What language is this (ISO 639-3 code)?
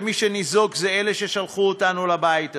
heb